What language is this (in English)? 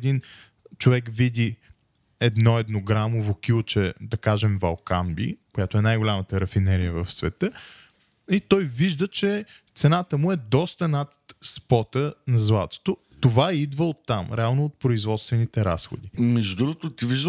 Bulgarian